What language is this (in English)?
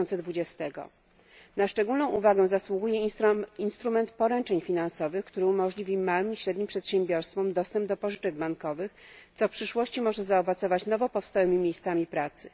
Polish